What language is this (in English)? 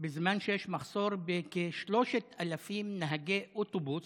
Hebrew